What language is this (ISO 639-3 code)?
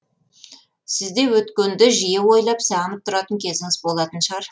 kaz